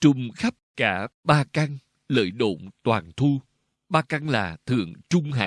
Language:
Vietnamese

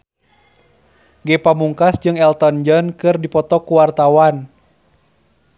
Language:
Sundanese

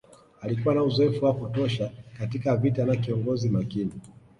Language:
Swahili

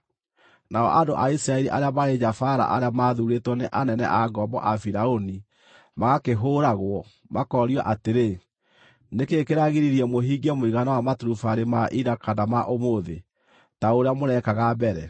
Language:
Kikuyu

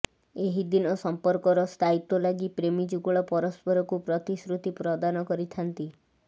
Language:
Odia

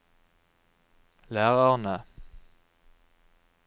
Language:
Norwegian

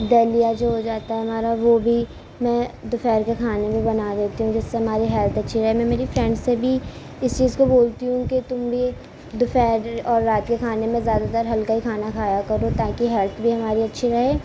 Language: Urdu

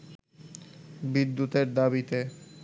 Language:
Bangla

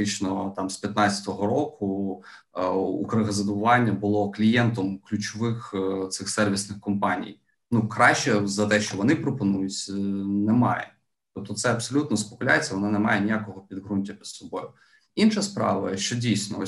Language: Ukrainian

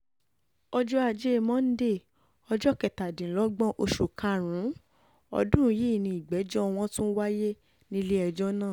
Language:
Yoruba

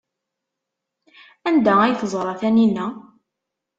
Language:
Kabyle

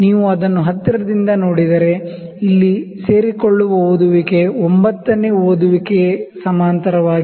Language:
Kannada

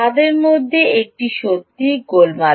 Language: Bangla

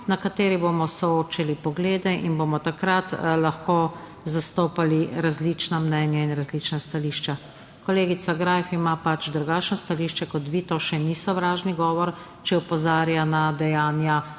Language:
Slovenian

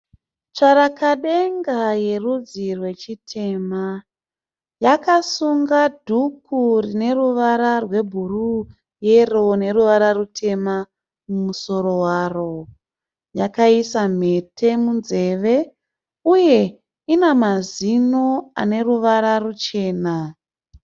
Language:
Shona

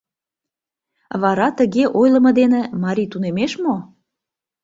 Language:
Mari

